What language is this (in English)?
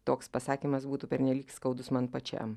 Lithuanian